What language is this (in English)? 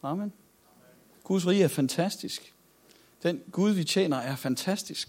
Danish